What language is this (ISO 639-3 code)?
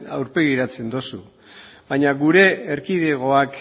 eus